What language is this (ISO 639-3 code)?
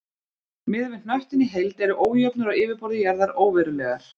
isl